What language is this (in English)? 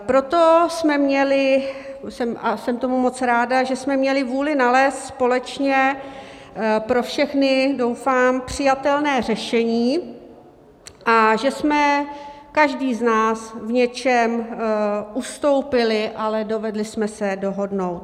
Czech